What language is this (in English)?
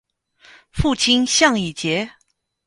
Chinese